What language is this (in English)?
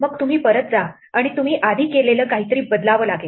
Marathi